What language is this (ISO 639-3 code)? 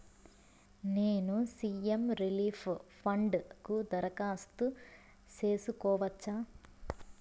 tel